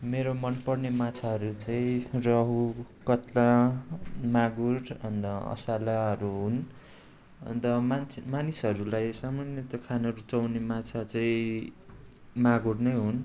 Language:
Nepali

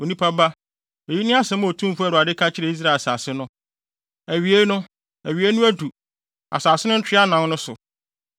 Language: Akan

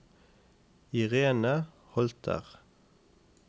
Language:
Norwegian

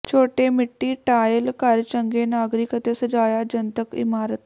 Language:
Punjabi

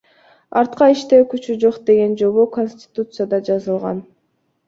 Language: Kyrgyz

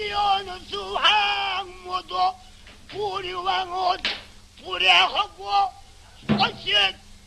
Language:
Korean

